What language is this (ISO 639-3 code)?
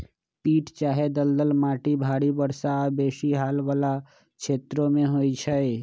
mag